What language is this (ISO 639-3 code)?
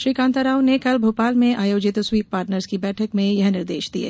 hin